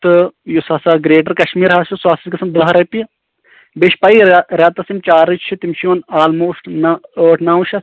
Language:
Kashmiri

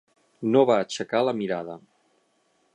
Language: Catalan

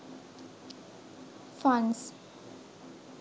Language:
Sinhala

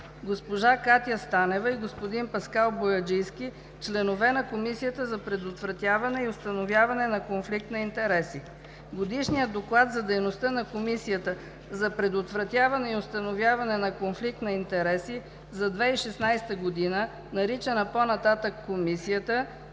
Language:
Bulgarian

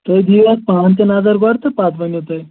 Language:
Kashmiri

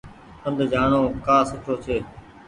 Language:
Goaria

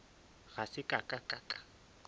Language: Northern Sotho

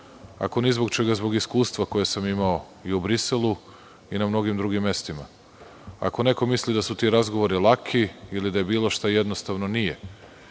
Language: Serbian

